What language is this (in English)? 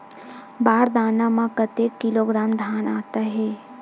Chhattisgarhi